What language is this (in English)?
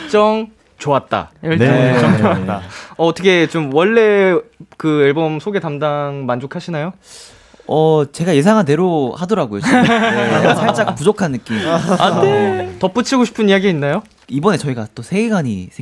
Korean